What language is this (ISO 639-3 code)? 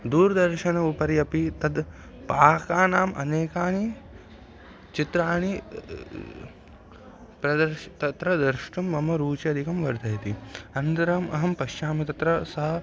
san